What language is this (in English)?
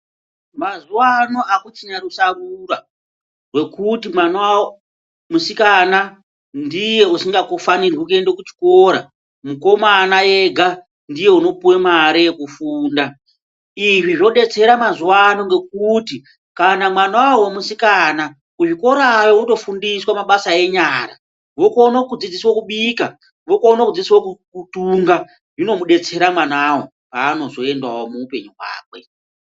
Ndau